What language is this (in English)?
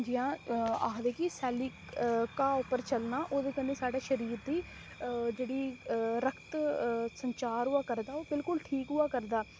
Dogri